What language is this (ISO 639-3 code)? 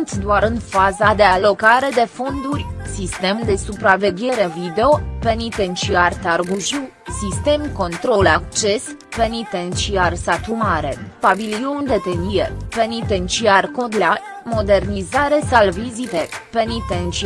ron